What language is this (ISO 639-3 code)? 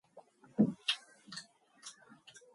mon